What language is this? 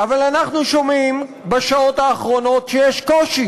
Hebrew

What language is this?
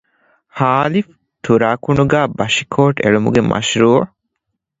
Divehi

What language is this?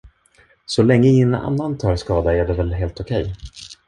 Swedish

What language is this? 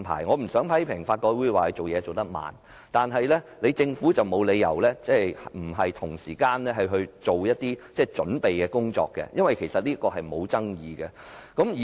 Cantonese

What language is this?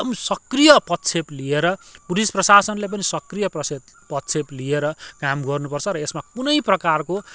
Nepali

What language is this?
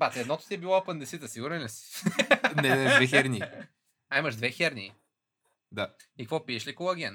Bulgarian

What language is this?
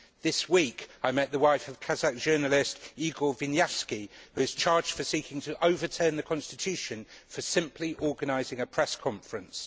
English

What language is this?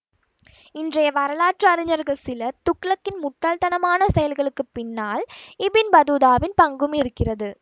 Tamil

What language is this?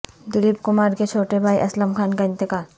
Urdu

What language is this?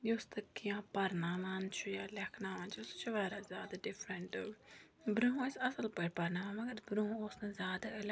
Kashmiri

